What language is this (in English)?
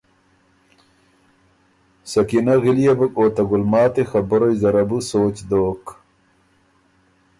Ormuri